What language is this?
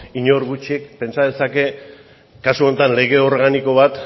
Basque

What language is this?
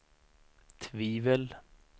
Swedish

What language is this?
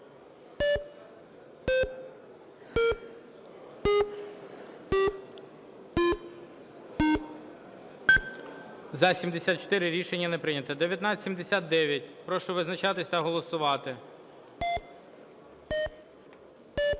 Ukrainian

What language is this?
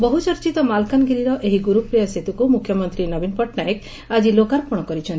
Odia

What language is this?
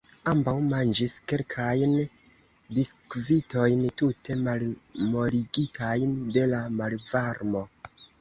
Esperanto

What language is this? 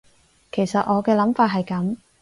Cantonese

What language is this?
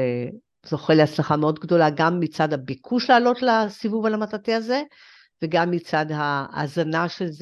Hebrew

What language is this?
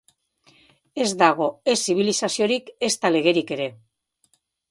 Basque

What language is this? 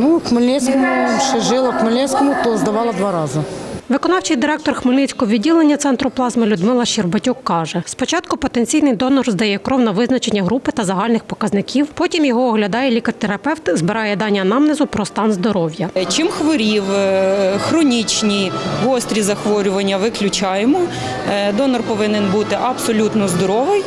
Ukrainian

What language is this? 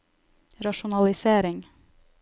Norwegian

